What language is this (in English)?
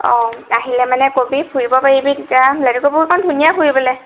Assamese